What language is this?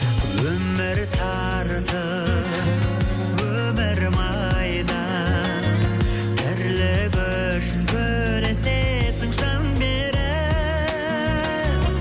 Kazakh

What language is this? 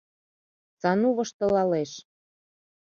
Mari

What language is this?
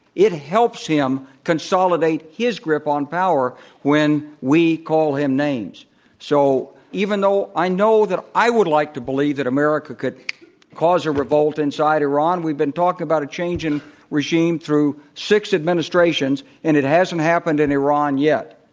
English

